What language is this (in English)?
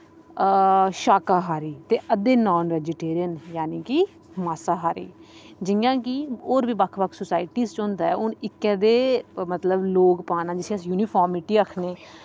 Dogri